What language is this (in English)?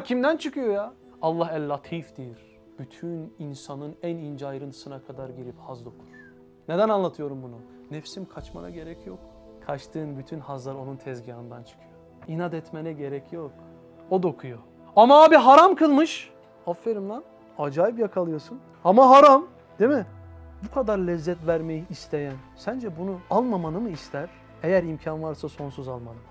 Turkish